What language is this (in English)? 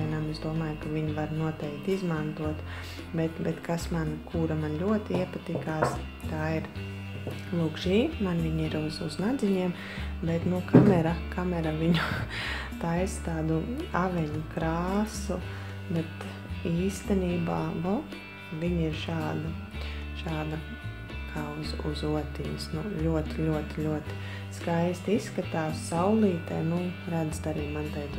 Latvian